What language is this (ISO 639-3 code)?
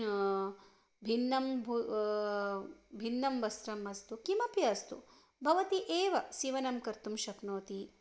san